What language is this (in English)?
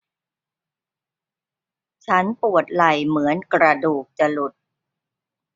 Thai